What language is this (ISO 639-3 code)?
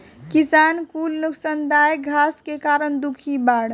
bho